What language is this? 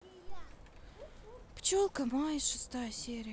Russian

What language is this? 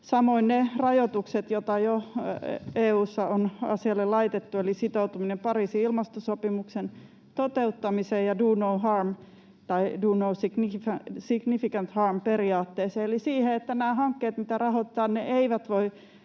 Finnish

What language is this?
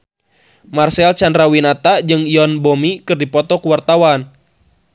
Sundanese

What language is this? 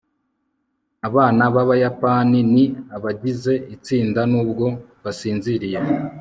Kinyarwanda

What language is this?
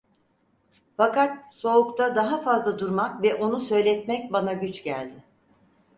Turkish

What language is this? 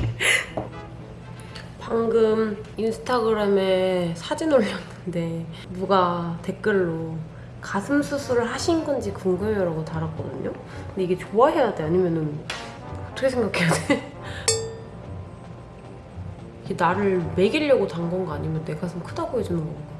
Korean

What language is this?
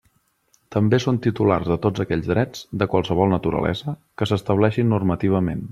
Catalan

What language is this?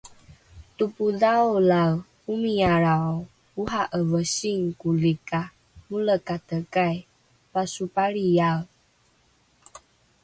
Rukai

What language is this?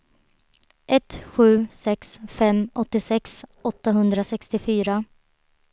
Swedish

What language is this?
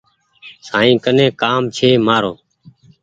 Goaria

